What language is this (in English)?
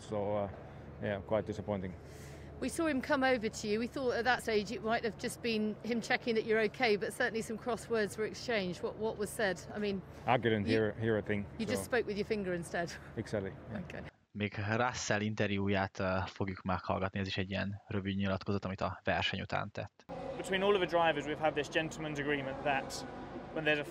Hungarian